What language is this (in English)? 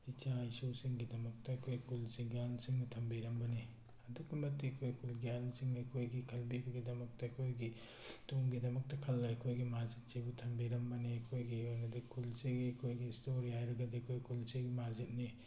Manipuri